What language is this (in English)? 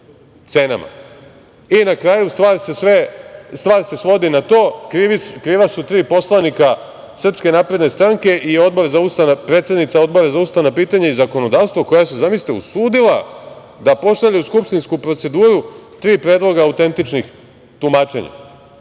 Serbian